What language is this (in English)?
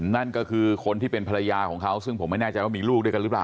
Thai